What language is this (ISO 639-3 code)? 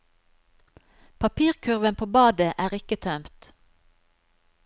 nor